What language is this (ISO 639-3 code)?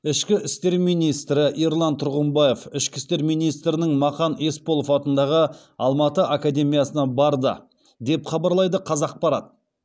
kaz